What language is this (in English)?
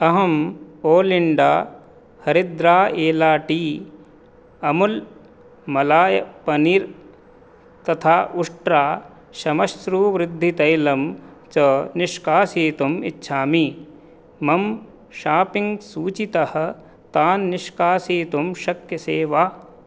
Sanskrit